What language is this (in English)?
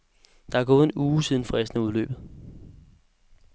Danish